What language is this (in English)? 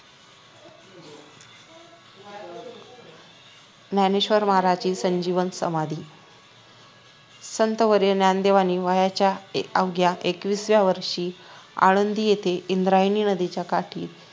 Marathi